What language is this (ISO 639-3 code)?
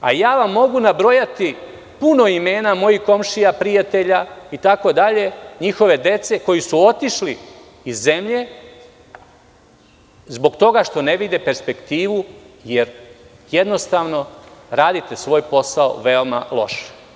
srp